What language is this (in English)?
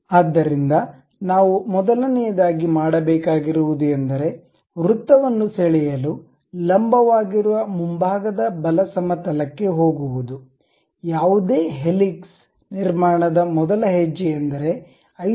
Kannada